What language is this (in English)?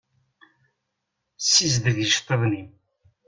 Kabyle